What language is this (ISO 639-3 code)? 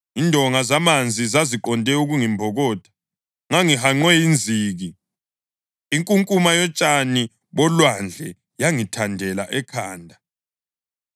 nde